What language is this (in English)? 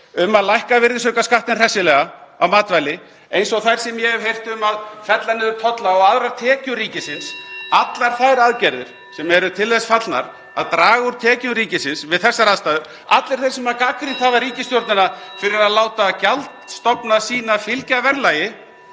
Icelandic